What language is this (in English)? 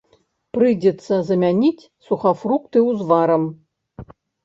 Belarusian